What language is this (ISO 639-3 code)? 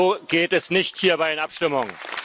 deu